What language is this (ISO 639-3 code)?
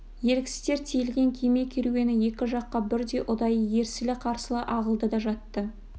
kaz